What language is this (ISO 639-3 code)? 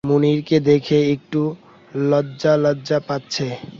ben